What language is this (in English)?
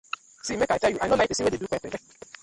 Nigerian Pidgin